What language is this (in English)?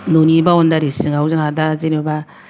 Bodo